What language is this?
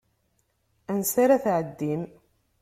Kabyle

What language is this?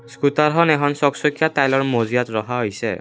Assamese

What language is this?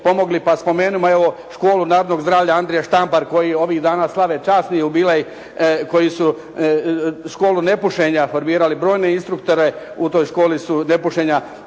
Croatian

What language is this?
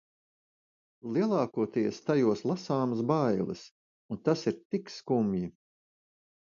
Latvian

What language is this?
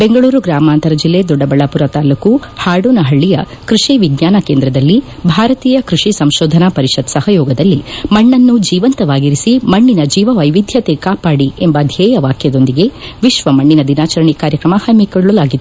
Kannada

